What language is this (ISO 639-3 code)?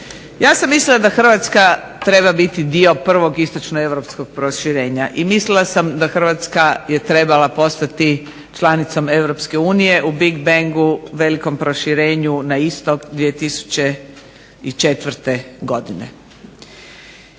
hrv